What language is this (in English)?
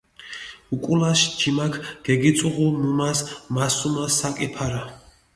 Mingrelian